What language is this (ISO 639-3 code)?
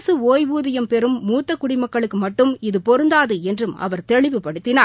tam